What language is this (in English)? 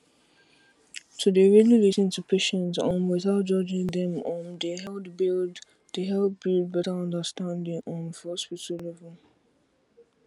Nigerian Pidgin